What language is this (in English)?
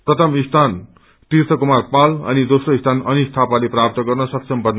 Nepali